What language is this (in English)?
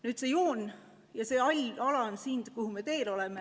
Estonian